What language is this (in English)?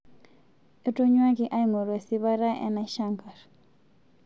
Masai